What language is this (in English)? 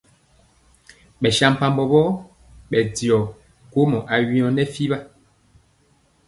Mpiemo